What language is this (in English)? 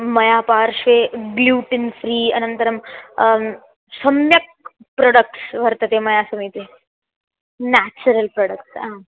Sanskrit